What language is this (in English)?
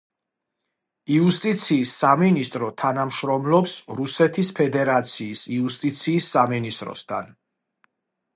Georgian